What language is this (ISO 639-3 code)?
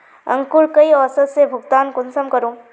mag